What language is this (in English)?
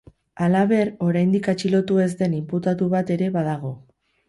Basque